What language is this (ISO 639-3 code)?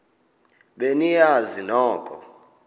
xho